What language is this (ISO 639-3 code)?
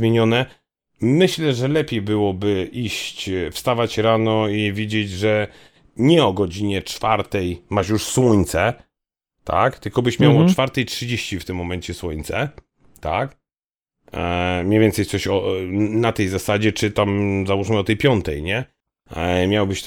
pol